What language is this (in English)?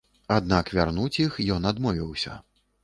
Belarusian